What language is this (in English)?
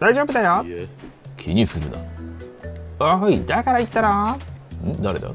Japanese